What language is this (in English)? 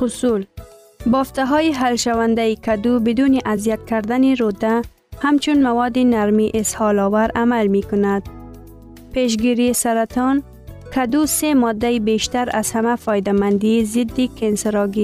Persian